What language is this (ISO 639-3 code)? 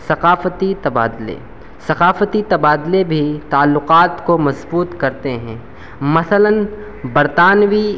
urd